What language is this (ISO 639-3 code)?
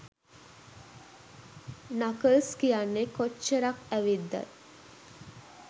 sin